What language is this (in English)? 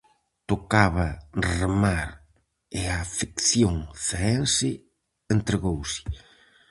Galician